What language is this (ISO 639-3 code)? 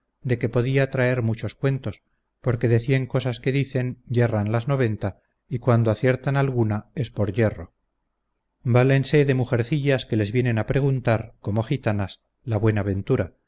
spa